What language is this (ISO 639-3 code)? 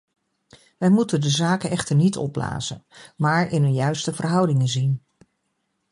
nld